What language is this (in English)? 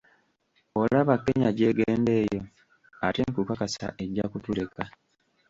Ganda